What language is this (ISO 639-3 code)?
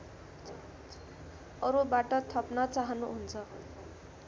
nep